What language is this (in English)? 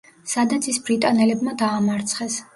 Georgian